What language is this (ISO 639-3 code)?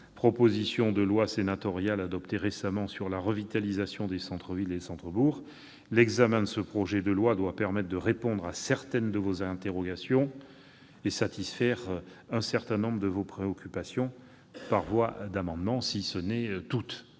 fra